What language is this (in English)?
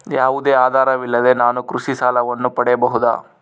Kannada